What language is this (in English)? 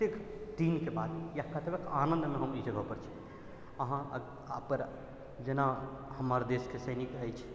Maithili